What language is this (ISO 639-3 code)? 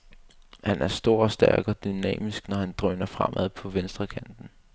dan